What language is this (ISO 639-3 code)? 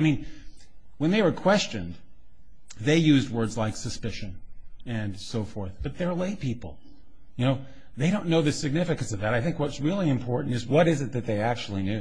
eng